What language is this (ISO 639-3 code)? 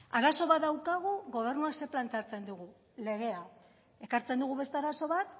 eus